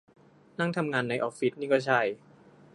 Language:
Thai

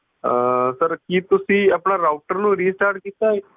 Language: Punjabi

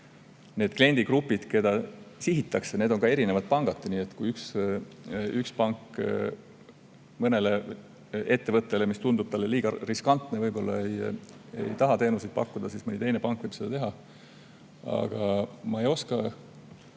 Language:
Estonian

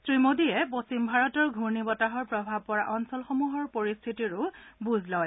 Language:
Assamese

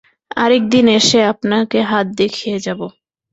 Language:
Bangla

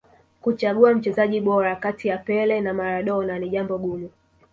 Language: Swahili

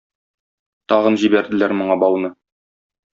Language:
Tatar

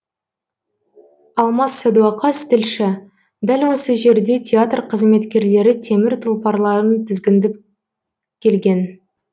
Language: Kazakh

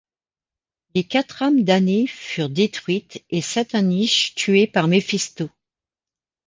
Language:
French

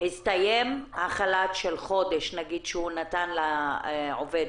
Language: Hebrew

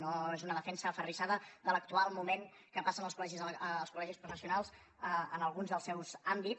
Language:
Catalan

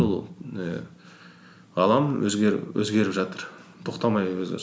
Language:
Kazakh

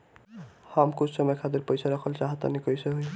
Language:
Bhojpuri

